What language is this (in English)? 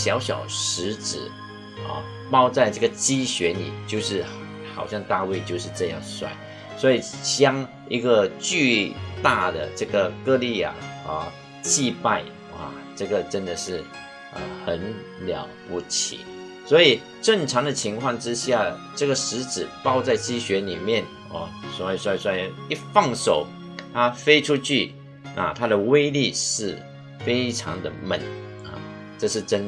Chinese